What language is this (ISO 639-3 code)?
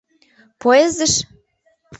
chm